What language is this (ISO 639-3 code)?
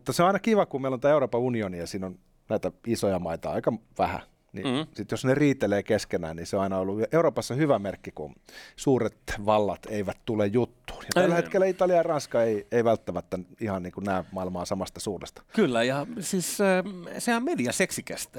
fin